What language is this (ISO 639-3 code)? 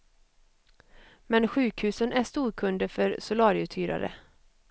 swe